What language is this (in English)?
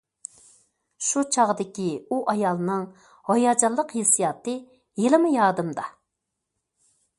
Uyghur